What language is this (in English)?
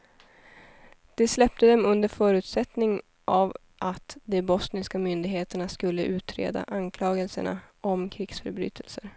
Swedish